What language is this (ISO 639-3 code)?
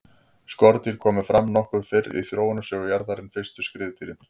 isl